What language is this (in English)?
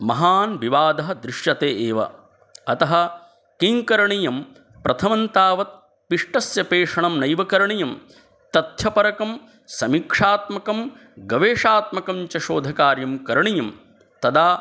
Sanskrit